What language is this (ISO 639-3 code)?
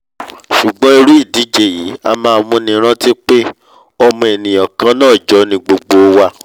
yor